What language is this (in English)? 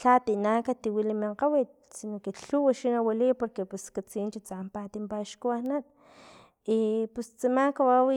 Filomena Mata-Coahuitlán Totonac